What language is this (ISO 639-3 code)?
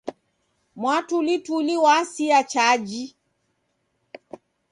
dav